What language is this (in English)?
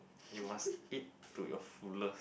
English